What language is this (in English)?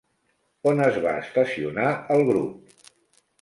Catalan